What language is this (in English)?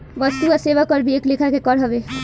Bhojpuri